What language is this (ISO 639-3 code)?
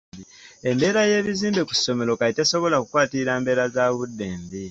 lug